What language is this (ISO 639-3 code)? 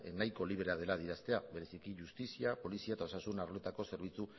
eus